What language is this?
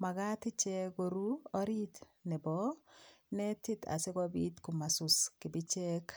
Kalenjin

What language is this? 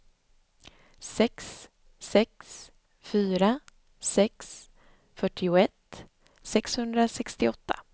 Swedish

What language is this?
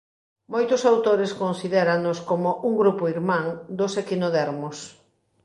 Galician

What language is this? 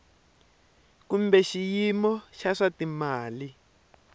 Tsonga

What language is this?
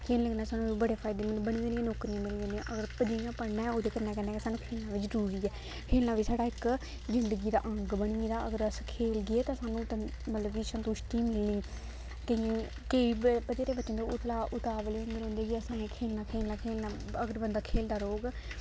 Dogri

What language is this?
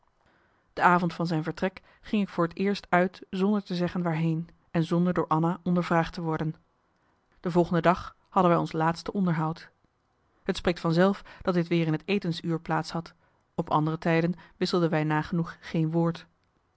Dutch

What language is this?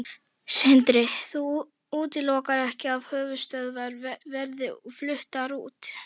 Icelandic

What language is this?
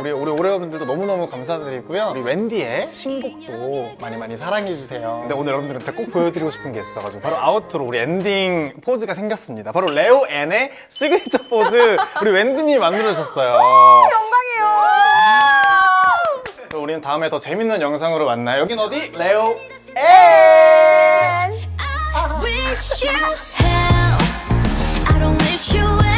Korean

